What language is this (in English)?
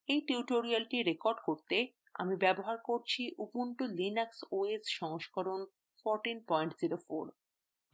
Bangla